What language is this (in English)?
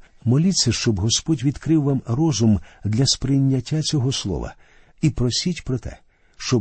Ukrainian